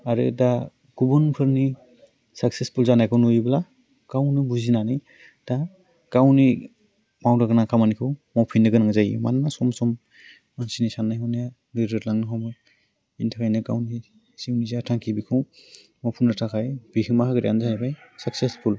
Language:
Bodo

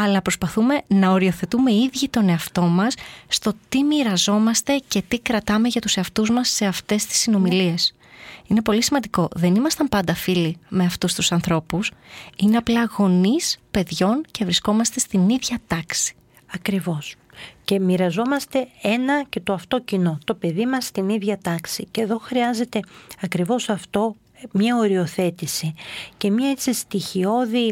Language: Greek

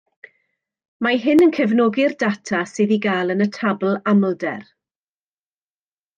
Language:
Welsh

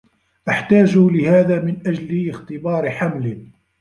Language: Arabic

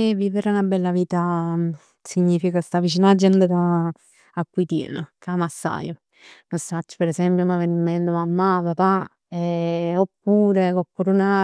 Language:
Neapolitan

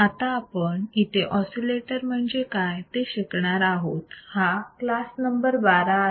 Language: Marathi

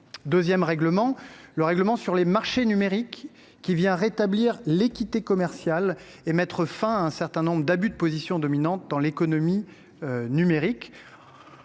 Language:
French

